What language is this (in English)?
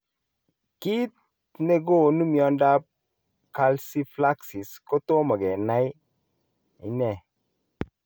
Kalenjin